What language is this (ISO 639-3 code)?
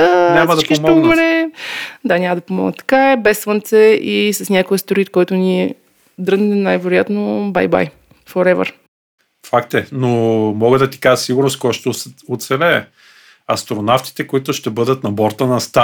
bul